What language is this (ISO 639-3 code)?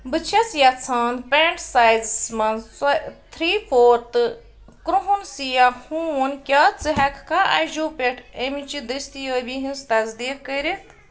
kas